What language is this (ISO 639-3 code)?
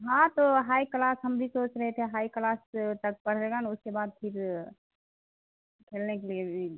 urd